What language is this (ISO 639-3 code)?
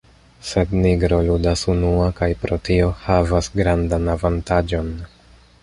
epo